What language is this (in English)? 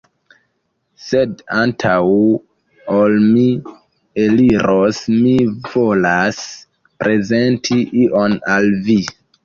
Esperanto